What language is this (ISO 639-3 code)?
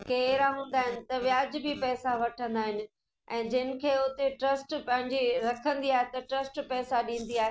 snd